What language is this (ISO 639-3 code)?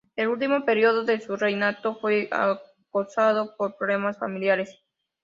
spa